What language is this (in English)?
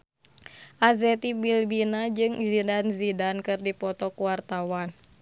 Sundanese